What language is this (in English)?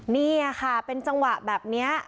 Thai